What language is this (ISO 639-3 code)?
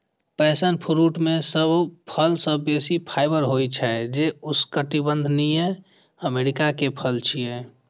mai